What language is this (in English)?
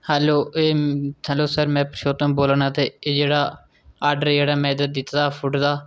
Dogri